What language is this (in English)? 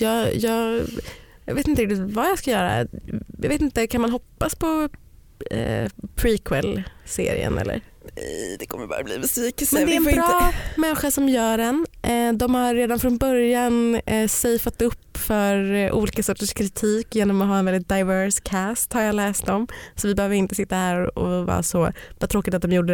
Swedish